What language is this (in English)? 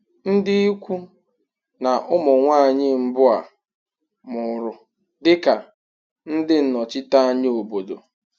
Igbo